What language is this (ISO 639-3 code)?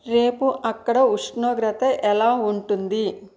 tel